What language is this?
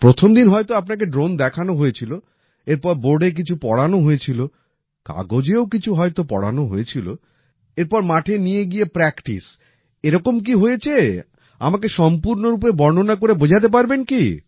Bangla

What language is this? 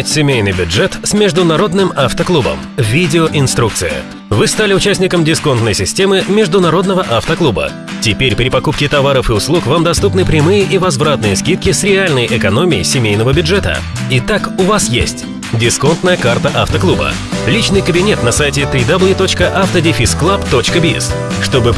Russian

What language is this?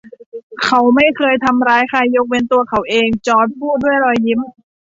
Thai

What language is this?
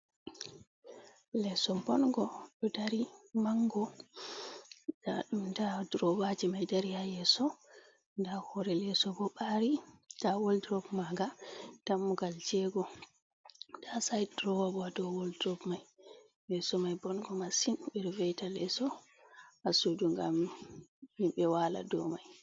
Fula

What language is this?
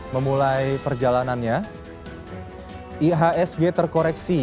Indonesian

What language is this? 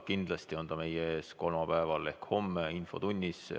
Estonian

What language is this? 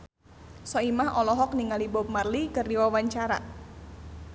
Sundanese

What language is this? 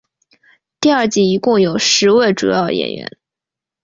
Chinese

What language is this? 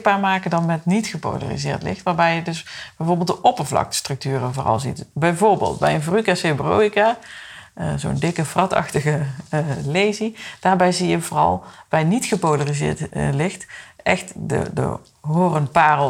Dutch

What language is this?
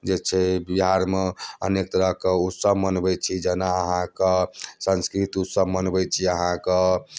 Maithili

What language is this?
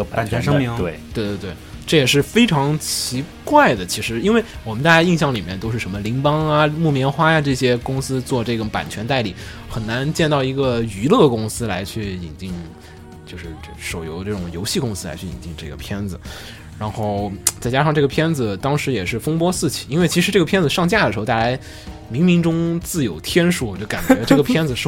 Chinese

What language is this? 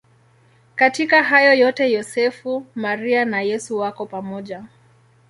Swahili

